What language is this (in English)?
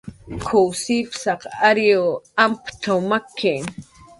Jaqaru